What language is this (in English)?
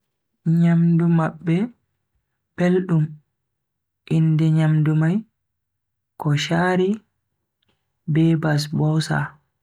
Bagirmi Fulfulde